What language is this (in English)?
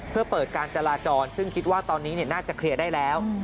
Thai